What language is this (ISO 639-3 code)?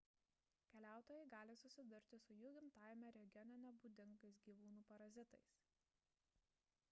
lit